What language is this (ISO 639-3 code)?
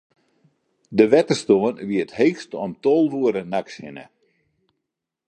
fry